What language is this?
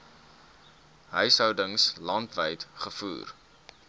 Afrikaans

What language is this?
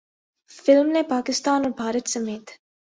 Urdu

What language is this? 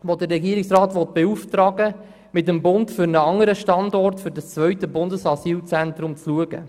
Swiss German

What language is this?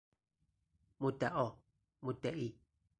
Persian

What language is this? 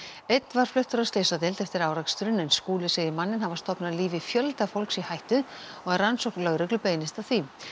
Icelandic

